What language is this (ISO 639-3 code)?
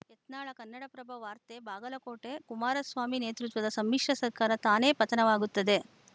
kan